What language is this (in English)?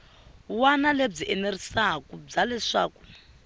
Tsonga